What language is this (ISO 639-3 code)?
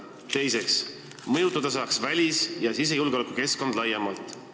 est